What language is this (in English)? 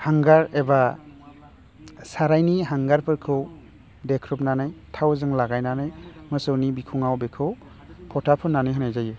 Bodo